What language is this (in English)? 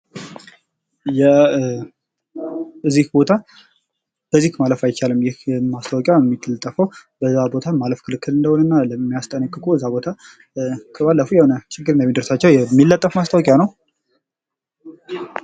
Amharic